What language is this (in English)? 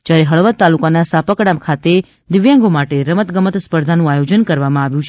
Gujarati